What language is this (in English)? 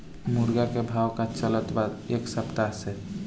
Bhojpuri